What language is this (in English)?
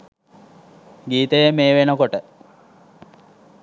Sinhala